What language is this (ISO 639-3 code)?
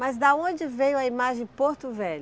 por